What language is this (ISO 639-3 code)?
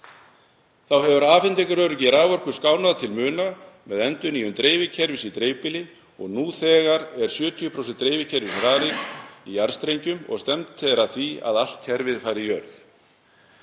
isl